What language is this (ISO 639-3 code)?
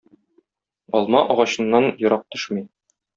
tat